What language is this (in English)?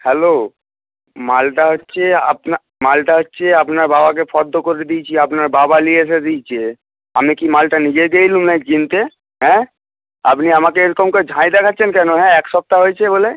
Bangla